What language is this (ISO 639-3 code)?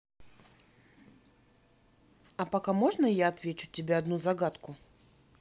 rus